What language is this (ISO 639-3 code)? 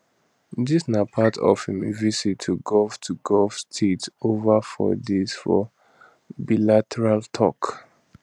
pcm